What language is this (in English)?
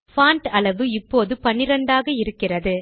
Tamil